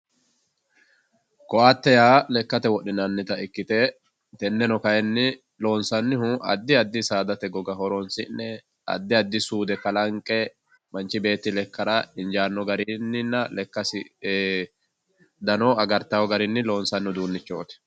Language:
Sidamo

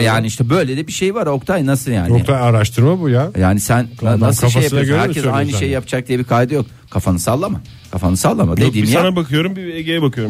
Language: Turkish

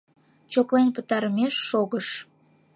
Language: Mari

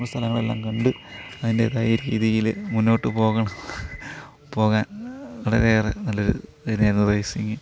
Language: Malayalam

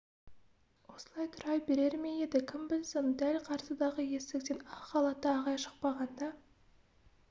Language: Kazakh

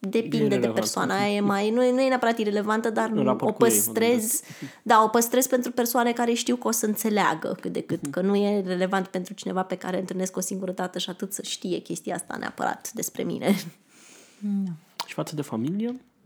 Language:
Romanian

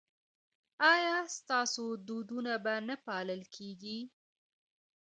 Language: Pashto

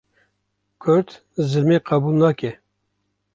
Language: Kurdish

